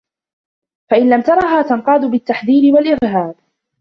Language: Arabic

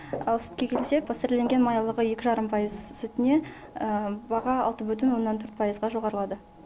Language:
Kazakh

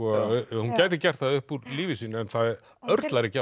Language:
Icelandic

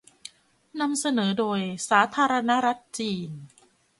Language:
Thai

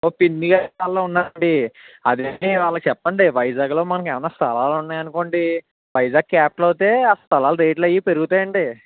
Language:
Telugu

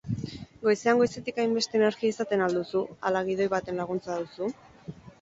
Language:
Basque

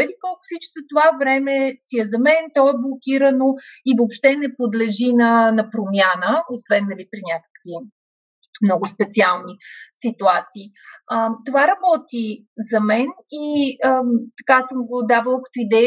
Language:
Bulgarian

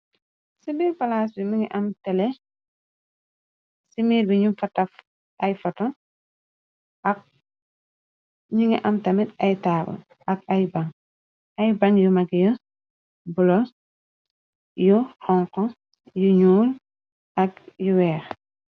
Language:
Wolof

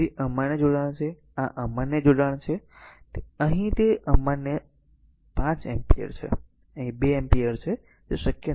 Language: Gujarati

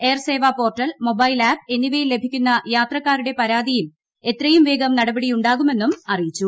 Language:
Malayalam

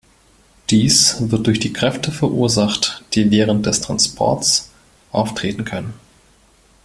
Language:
German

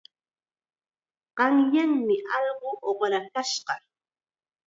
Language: Chiquián Ancash Quechua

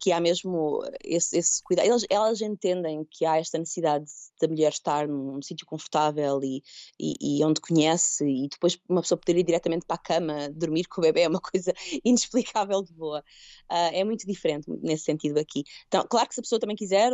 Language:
Portuguese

